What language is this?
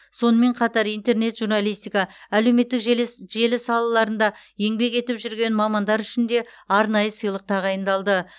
Kazakh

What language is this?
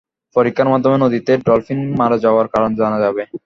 Bangla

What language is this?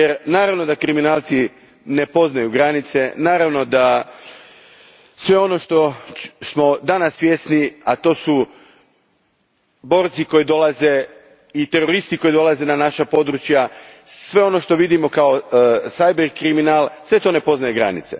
Croatian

